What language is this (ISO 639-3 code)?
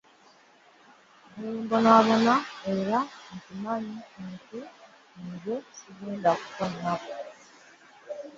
lug